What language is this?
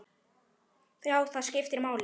Icelandic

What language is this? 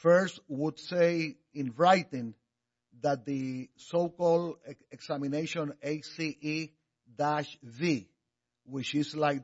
English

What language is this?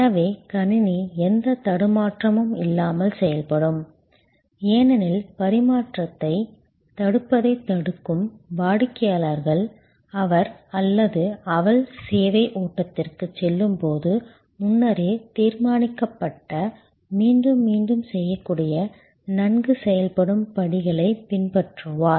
Tamil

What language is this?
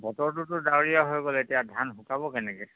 Assamese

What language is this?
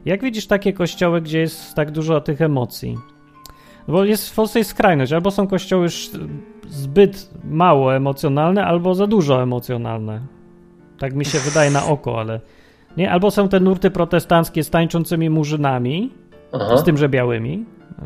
Polish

